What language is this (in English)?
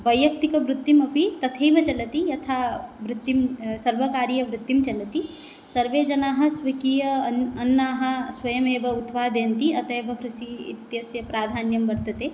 Sanskrit